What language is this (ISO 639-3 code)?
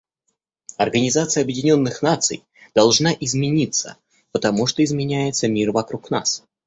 rus